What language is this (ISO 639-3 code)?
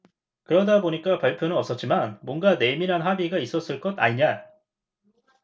kor